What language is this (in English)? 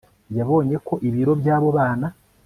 Kinyarwanda